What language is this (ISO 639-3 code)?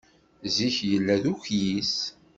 kab